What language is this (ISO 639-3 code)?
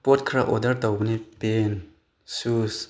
mni